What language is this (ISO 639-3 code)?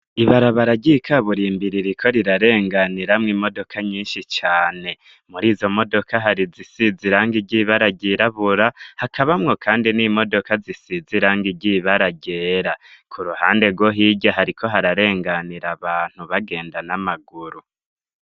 run